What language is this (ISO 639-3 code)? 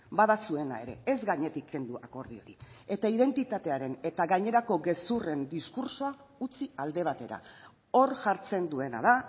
eus